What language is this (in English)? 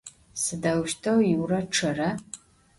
Adyghe